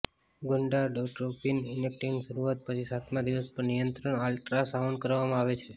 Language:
Gujarati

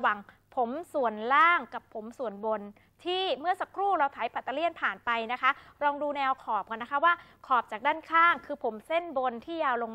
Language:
Thai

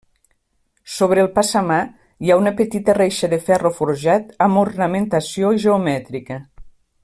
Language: Catalan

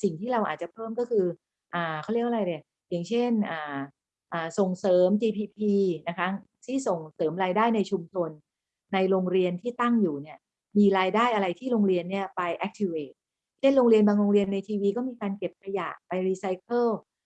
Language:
Thai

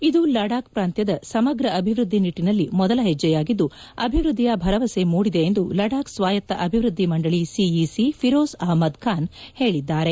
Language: Kannada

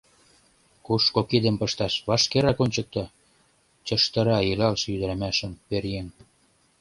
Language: Mari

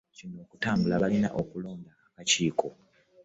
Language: Ganda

